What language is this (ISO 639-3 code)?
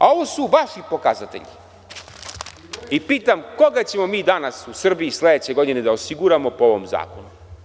srp